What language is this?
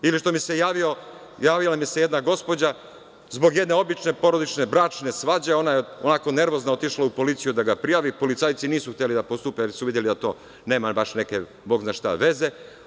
Serbian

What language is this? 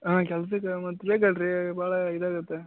Kannada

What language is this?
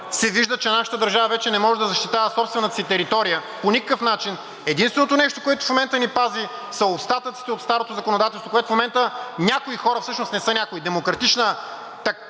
Bulgarian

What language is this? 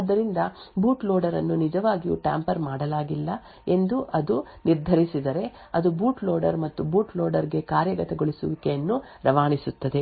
Kannada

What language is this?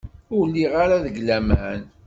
Kabyle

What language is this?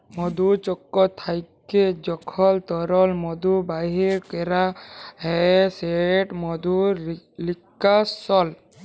Bangla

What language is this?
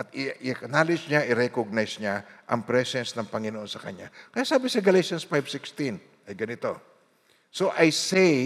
Filipino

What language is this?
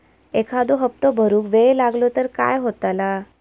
Marathi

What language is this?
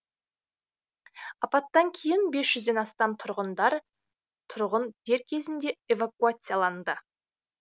Kazakh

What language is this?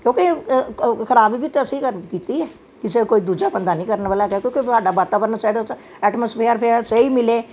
Punjabi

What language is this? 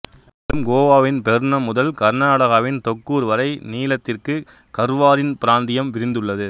Tamil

